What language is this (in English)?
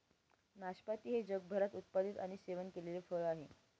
Marathi